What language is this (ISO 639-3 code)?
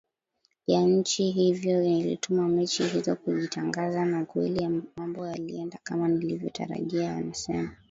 swa